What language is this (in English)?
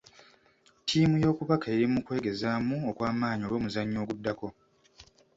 Ganda